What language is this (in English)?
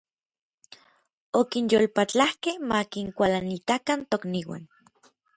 Orizaba Nahuatl